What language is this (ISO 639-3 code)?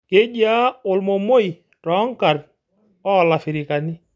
mas